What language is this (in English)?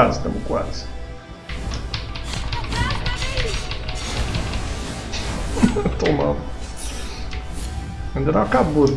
Portuguese